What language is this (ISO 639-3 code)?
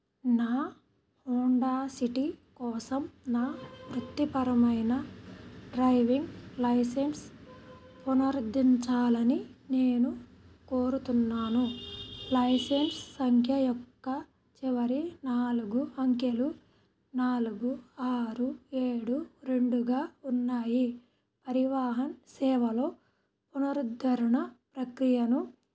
tel